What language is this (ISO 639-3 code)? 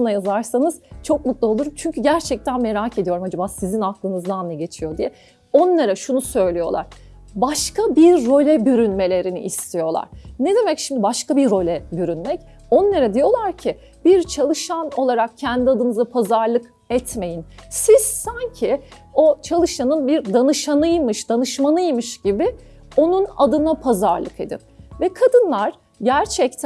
tur